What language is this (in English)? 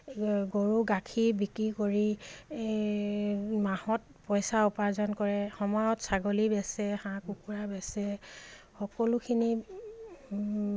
Assamese